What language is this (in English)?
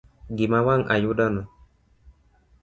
Luo (Kenya and Tanzania)